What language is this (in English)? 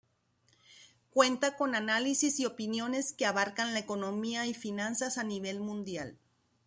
Spanish